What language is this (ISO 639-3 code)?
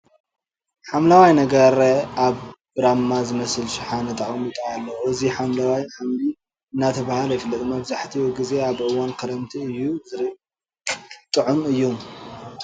tir